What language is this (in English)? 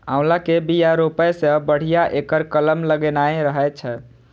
Maithili